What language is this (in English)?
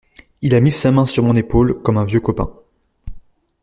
French